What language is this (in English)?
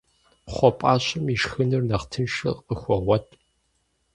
Kabardian